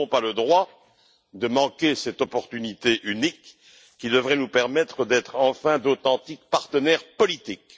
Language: French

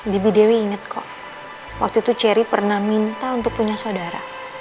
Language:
Indonesian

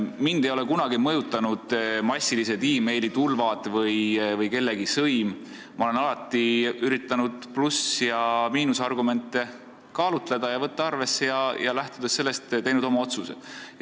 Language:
Estonian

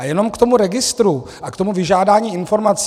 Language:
Czech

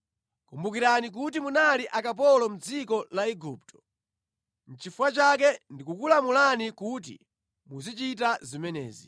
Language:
Nyanja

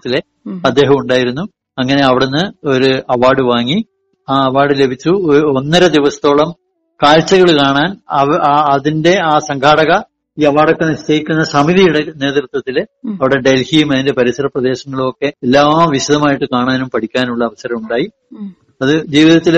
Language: Malayalam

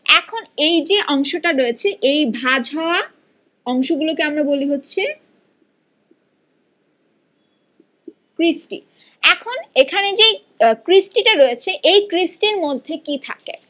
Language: Bangla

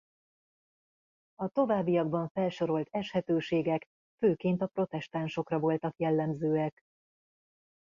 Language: Hungarian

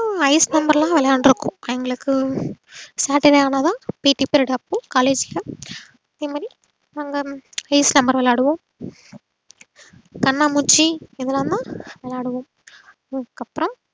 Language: Tamil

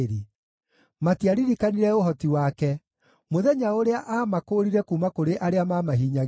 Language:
Kikuyu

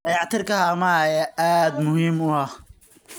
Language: Somali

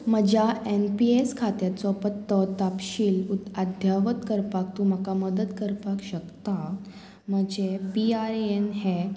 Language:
Konkani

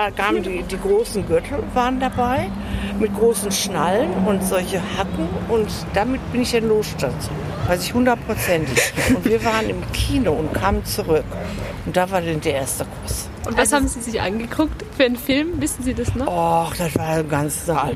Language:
German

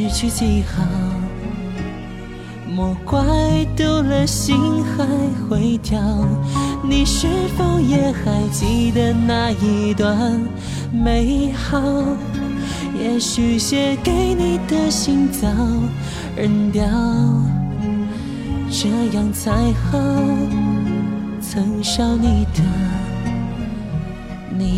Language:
Chinese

